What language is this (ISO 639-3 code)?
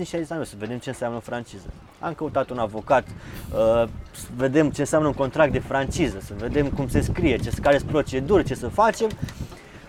ron